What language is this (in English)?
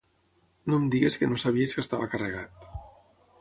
Catalan